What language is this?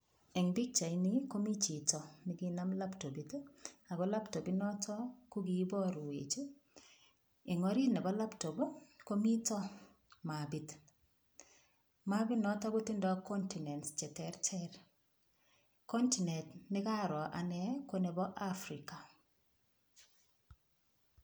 Kalenjin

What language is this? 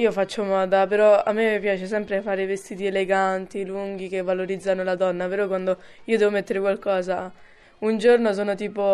Italian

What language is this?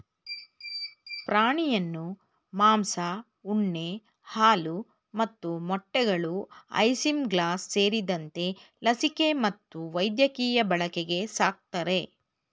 Kannada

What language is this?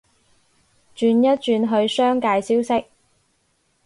Cantonese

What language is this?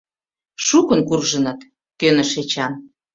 Mari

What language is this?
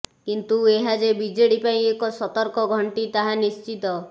Odia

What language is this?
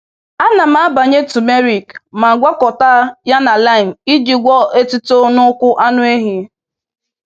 Igbo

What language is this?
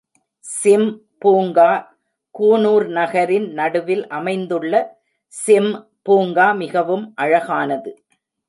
Tamil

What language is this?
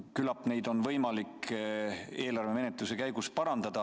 Estonian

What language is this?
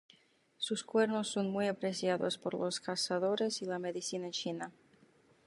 Spanish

